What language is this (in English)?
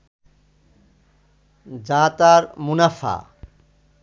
Bangla